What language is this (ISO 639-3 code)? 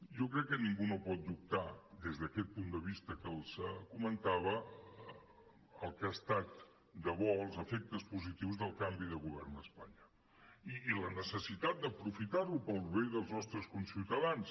cat